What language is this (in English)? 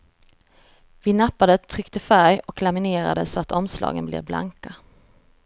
Swedish